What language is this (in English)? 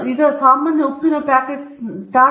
Kannada